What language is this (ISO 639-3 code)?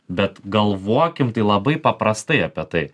lit